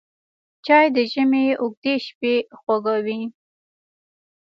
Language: Pashto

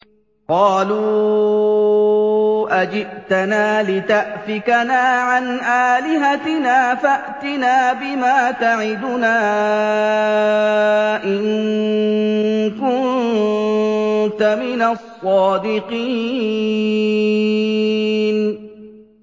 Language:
Arabic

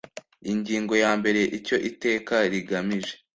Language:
Kinyarwanda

